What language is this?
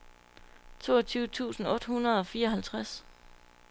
Danish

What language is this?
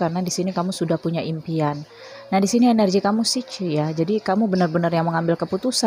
Indonesian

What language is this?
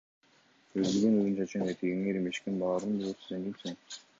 Kyrgyz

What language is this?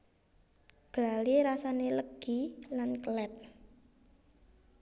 Javanese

